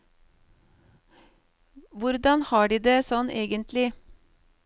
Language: Norwegian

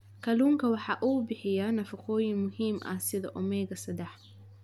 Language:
Somali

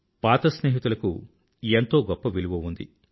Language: Telugu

